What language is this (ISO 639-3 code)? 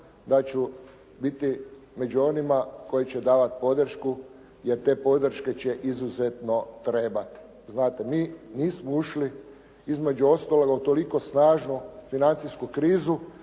hrv